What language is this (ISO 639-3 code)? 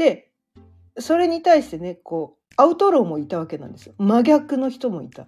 jpn